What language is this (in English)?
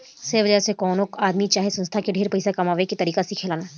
Bhojpuri